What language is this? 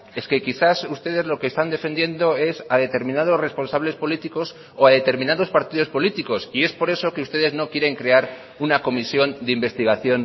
Spanish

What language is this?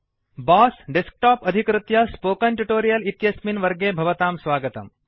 Sanskrit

